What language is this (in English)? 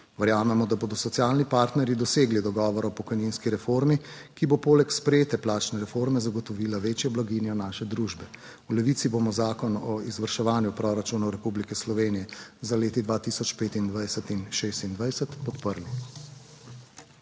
Slovenian